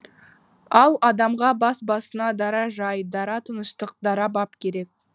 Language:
Kazakh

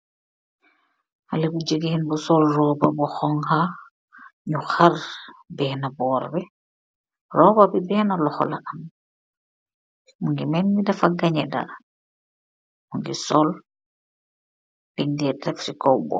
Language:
Wolof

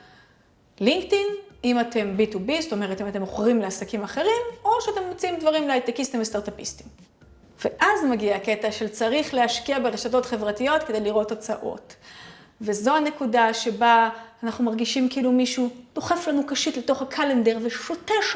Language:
Hebrew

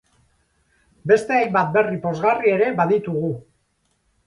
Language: Basque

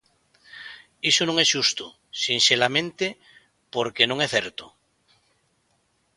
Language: Galician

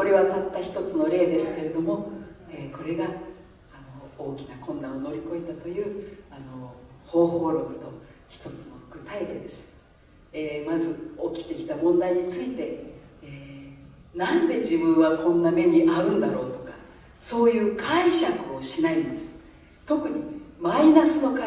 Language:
Japanese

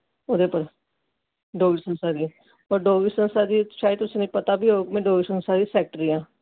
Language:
Dogri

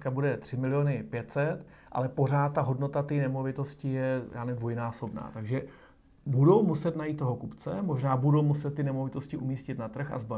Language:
Czech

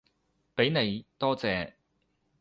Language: Cantonese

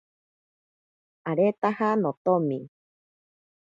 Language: Ashéninka Perené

